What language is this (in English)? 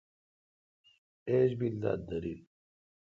Kalkoti